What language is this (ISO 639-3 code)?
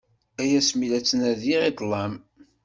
kab